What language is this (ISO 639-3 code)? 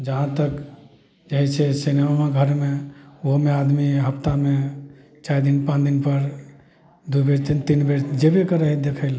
mai